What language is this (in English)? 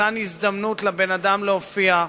Hebrew